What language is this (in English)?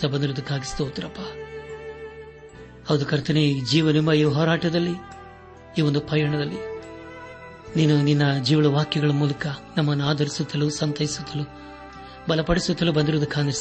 Kannada